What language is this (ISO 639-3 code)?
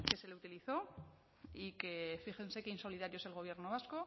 spa